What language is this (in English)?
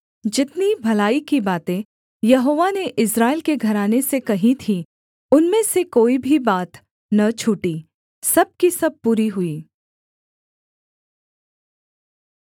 Hindi